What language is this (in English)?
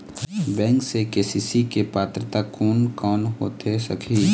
Chhattisgarhi